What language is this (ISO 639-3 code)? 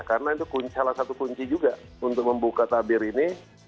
ind